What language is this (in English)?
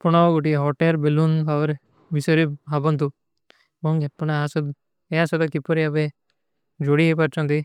Kui (India)